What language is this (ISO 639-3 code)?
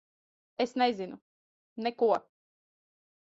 lav